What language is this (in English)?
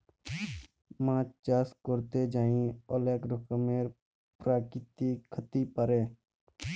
Bangla